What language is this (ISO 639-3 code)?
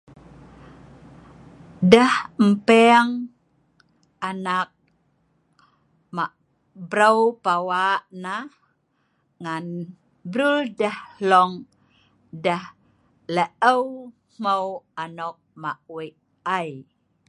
snv